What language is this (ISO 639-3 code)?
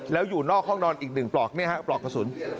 tha